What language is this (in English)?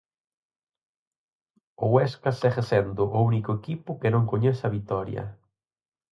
Galician